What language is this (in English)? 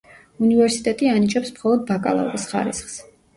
Georgian